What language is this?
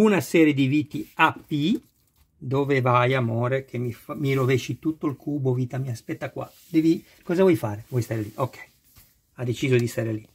Italian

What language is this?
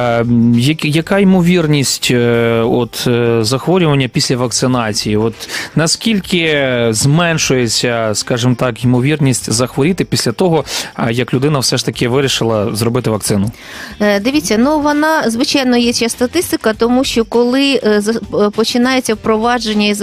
Ukrainian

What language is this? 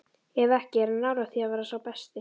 Icelandic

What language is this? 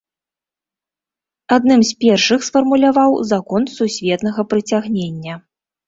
Belarusian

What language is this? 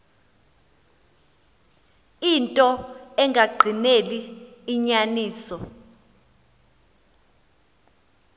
Xhosa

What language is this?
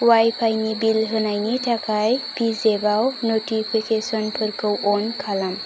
Bodo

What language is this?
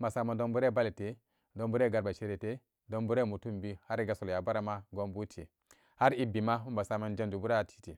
Samba Daka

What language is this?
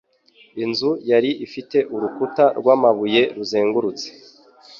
Kinyarwanda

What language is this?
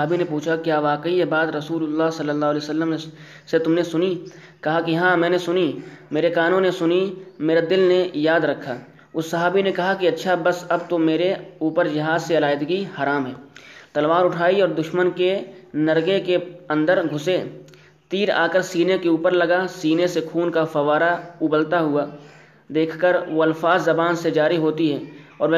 Urdu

